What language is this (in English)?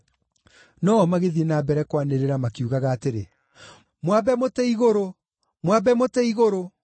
Kikuyu